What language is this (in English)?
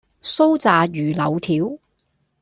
Cantonese